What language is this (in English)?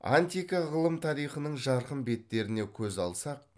Kazakh